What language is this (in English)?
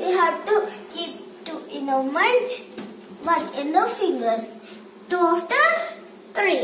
English